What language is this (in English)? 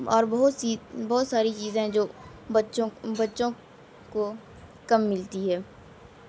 Urdu